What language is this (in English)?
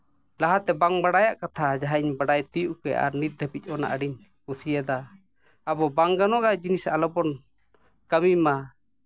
Santali